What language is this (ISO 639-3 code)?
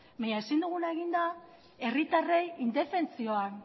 eus